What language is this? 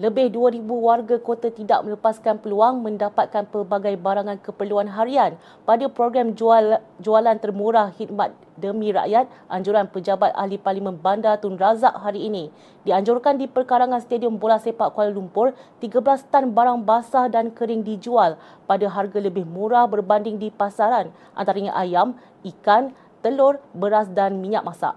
Malay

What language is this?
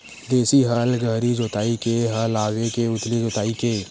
Chhattisgarhi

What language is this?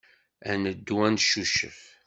Kabyle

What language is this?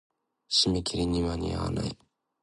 Japanese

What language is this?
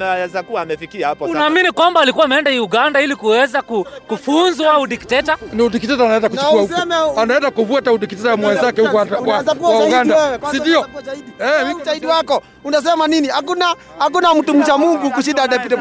Swahili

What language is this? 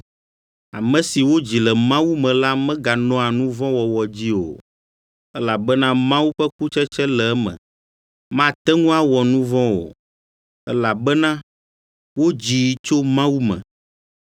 Ewe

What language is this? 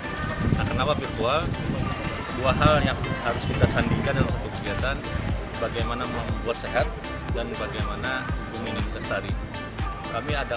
Indonesian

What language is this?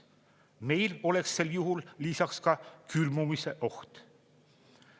Estonian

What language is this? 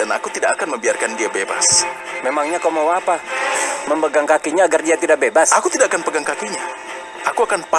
Indonesian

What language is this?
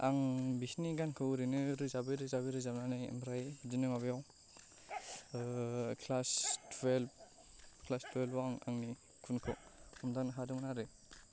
Bodo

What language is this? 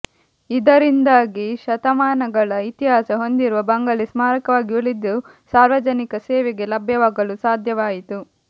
Kannada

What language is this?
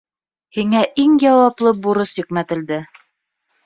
Bashkir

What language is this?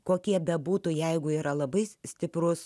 Lithuanian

